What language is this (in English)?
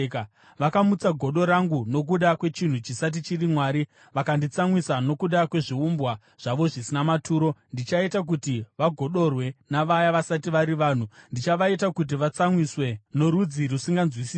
Shona